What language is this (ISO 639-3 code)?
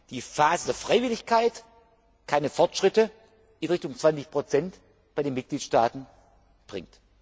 deu